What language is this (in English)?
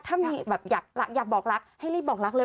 Thai